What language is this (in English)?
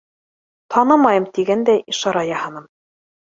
Bashkir